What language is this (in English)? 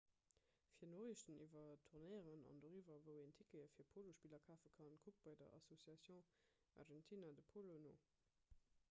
Luxembourgish